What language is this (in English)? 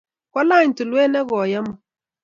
Kalenjin